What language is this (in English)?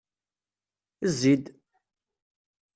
Kabyle